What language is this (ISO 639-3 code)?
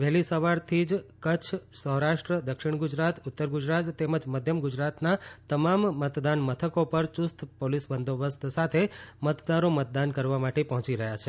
guj